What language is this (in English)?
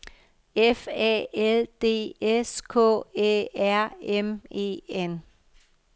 Danish